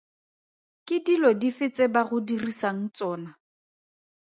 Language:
Tswana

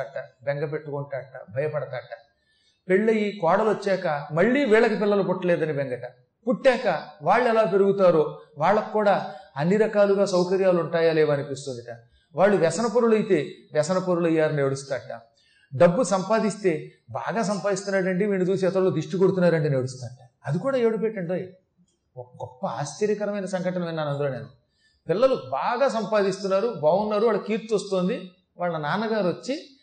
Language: Telugu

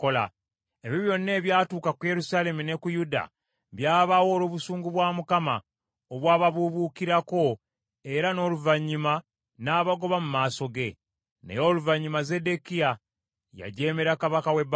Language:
Ganda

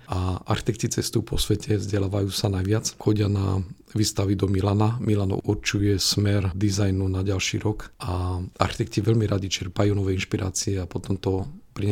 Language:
Slovak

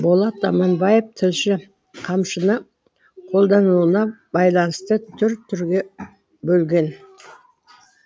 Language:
Kazakh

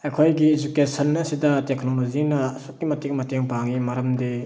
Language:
Manipuri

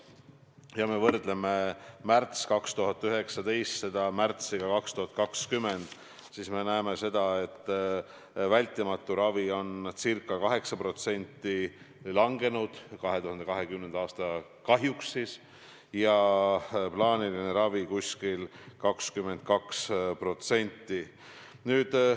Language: Estonian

